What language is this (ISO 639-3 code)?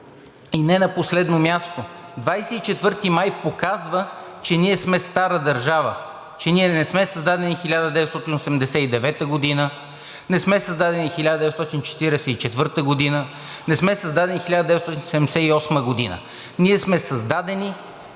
bul